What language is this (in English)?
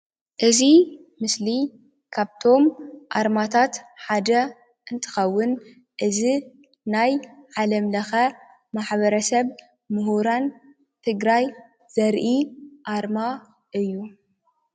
Tigrinya